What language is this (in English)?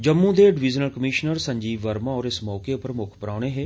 Dogri